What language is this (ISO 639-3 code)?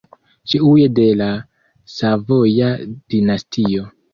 epo